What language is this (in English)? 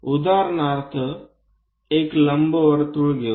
Marathi